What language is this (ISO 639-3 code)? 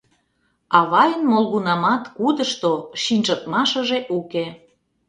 chm